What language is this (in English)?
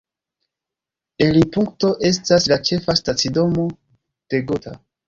Esperanto